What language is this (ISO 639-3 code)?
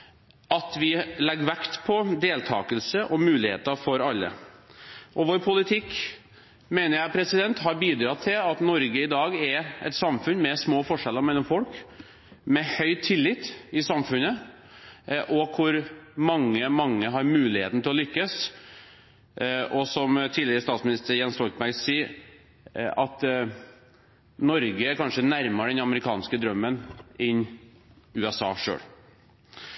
nob